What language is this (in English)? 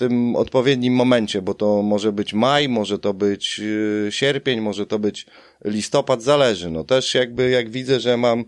Polish